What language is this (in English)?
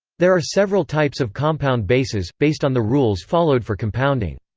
English